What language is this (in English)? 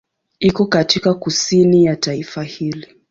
Swahili